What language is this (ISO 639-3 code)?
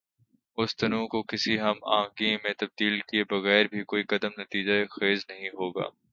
urd